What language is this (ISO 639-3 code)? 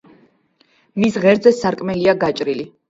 kat